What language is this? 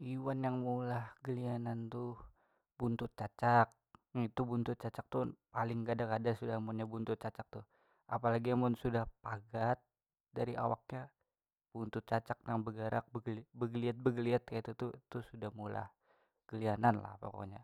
Banjar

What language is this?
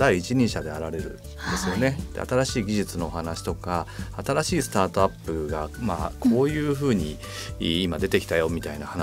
Japanese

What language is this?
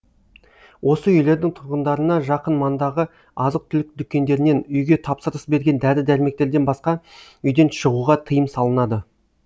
Kazakh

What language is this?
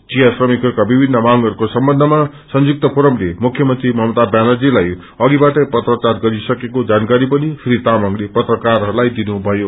Nepali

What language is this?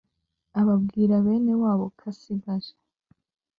Kinyarwanda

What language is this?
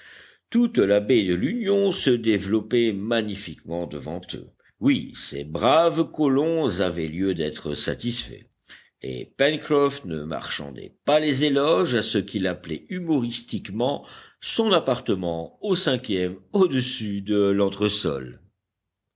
French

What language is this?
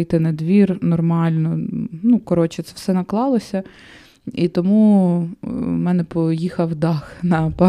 Ukrainian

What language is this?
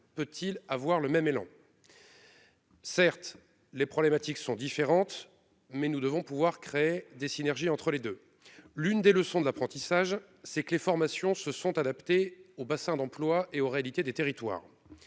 French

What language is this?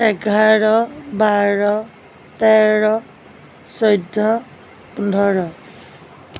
Assamese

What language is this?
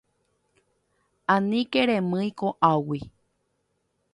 Guarani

